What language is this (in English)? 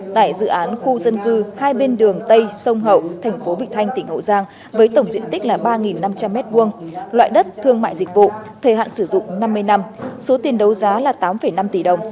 Vietnamese